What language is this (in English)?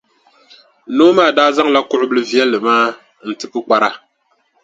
Dagbani